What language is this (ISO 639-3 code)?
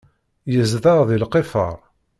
kab